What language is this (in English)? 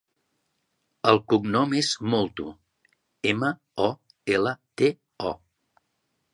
Catalan